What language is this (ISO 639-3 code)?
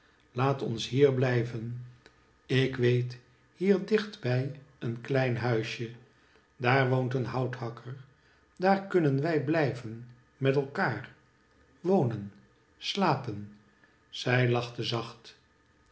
nld